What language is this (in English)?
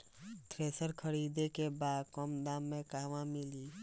Bhojpuri